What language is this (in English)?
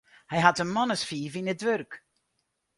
Western Frisian